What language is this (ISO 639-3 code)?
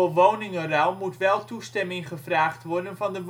nld